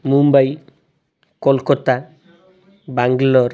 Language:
Odia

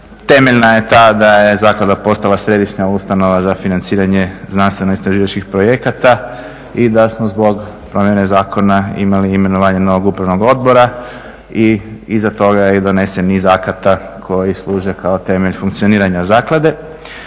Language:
Croatian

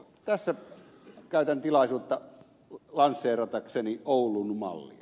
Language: Finnish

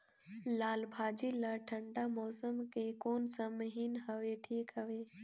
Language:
Chhattisgarhi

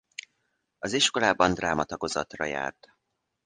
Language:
Hungarian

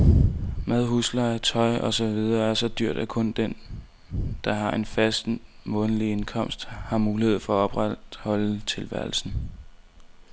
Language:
Danish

